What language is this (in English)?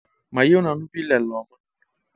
Masai